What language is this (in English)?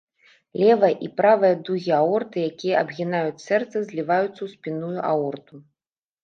Belarusian